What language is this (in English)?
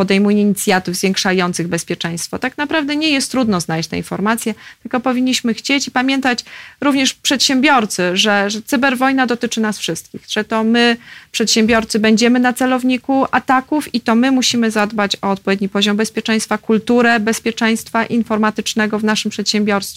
Polish